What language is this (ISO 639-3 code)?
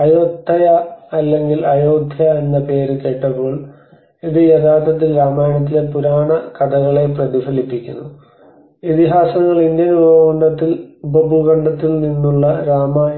mal